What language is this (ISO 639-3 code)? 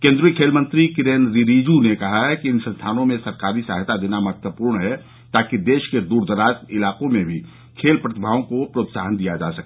hin